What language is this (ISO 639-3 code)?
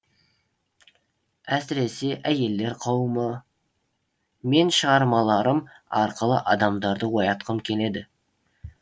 kaz